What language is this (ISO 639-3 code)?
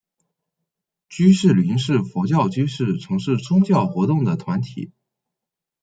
zho